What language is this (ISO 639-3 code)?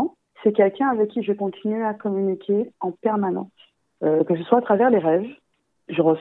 fra